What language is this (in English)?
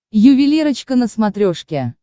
Russian